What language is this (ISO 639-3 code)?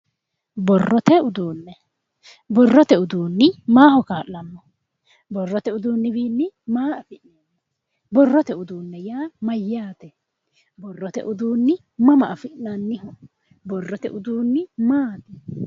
sid